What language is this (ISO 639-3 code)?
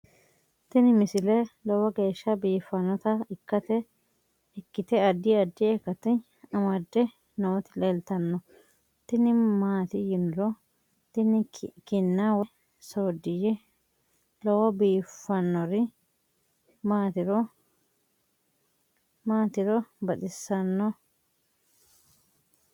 sid